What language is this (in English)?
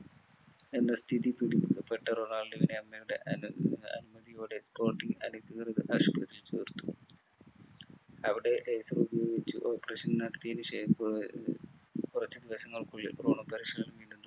Malayalam